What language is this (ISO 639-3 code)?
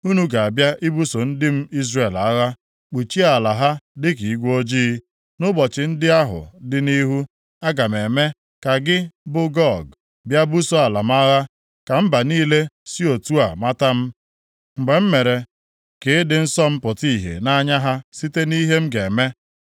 ibo